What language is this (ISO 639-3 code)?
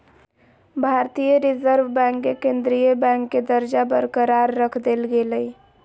mag